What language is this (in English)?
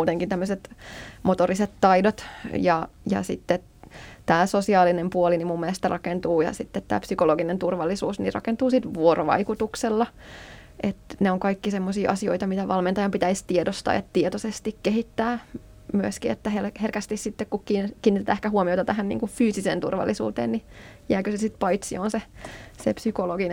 Finnish